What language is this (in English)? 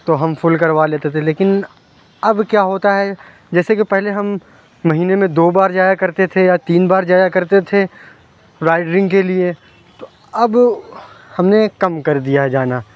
Urdu